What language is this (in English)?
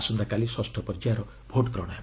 Odia